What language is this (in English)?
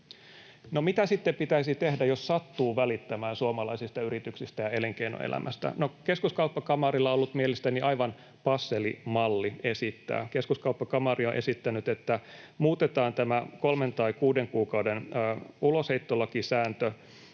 Finnish